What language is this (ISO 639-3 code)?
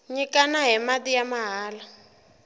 tso